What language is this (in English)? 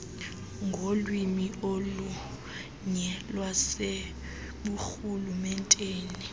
Xhosa